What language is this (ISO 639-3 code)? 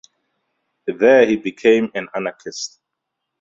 eng